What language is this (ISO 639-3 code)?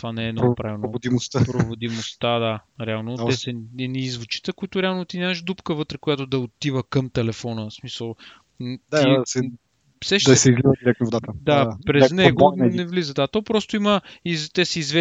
bul